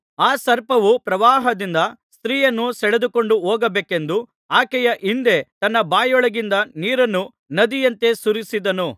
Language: Kannada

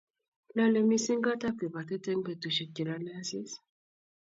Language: Kalenjin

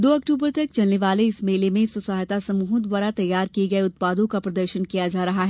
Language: Hindi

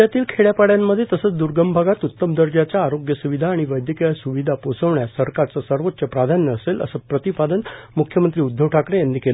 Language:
Marathi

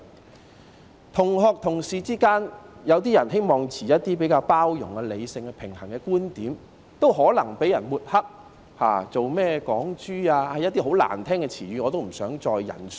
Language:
Cantonese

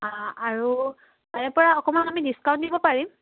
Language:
Assamese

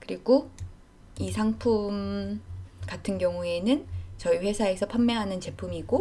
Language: Korean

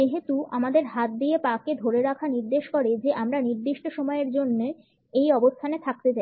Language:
Bangla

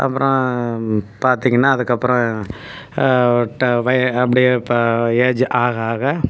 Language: Tamil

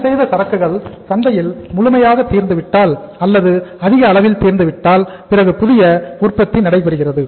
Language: Tamil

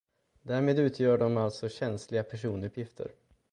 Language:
Swedish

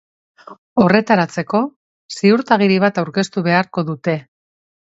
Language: Basque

